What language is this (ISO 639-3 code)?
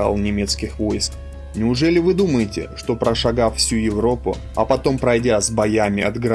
rus